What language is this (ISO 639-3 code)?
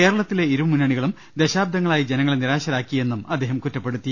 mal